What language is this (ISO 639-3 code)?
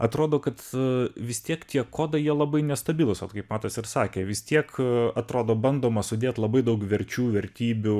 lit